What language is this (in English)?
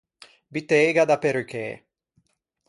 Ligurian